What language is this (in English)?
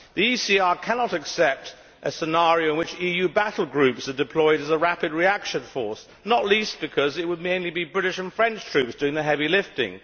English